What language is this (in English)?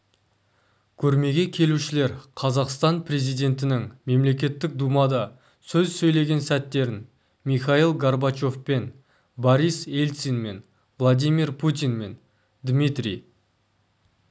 Kazakh